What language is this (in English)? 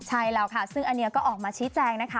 Thai